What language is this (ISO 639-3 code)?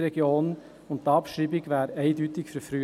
gsw